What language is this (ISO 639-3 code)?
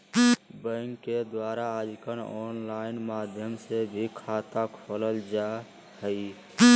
mag